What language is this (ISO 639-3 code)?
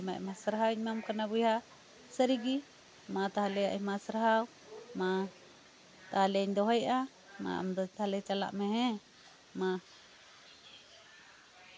sat